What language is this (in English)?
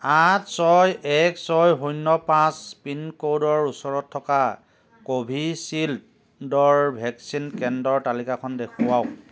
Assamese